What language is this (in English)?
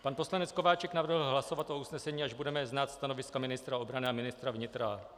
Czech